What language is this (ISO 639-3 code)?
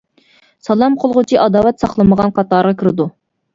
uig